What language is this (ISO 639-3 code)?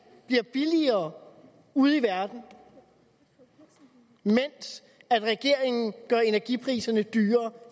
dan